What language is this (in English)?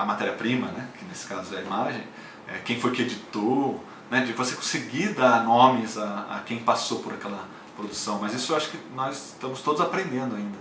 Portuguese